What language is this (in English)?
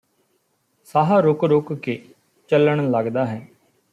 Punjabi